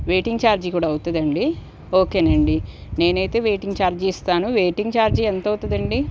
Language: Telugu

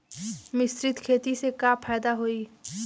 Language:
Bhojpuri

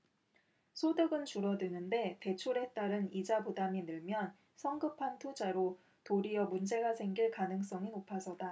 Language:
Korean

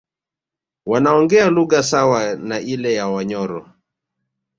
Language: Swahili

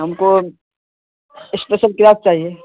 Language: Urdu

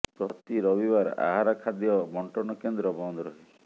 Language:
Odia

